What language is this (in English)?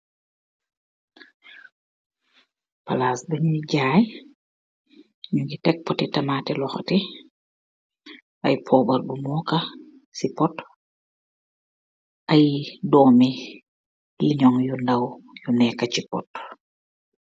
Wolof